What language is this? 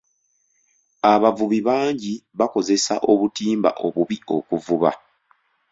Ganda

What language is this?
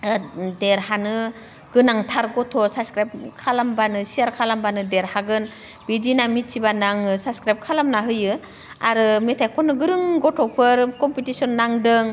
Bodo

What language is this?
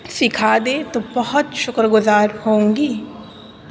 Urdu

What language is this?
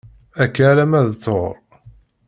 Kabyle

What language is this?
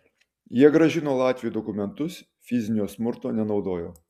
Lithuanian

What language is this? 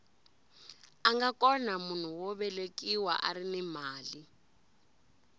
Tsonga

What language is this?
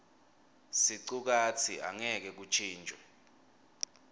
Swati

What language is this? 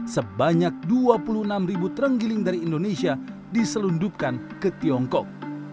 Indonesian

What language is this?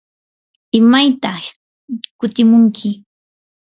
Yanahuanca Pasco Quechua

